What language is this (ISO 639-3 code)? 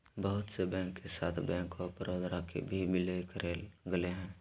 mag